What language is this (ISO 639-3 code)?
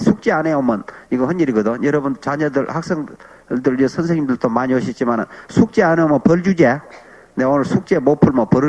kor